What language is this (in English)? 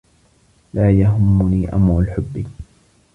Arabic